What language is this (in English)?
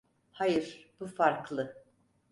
Turkish